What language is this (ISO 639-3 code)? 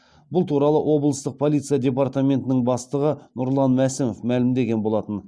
kaz